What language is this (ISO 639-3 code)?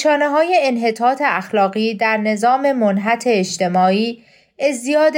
fas